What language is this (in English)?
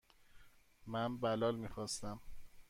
Persian